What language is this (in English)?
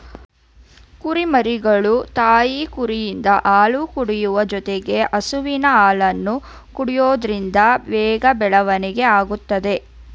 Kannada